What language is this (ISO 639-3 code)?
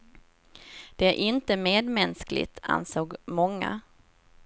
swe